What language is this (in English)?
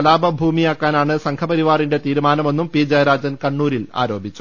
Malayalam